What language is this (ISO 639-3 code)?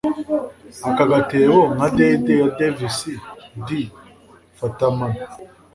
kin